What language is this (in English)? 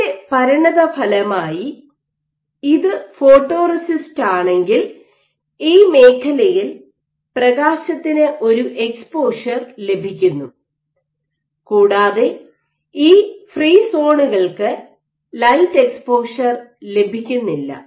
Malayalam